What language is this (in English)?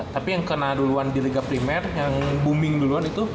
Indonesian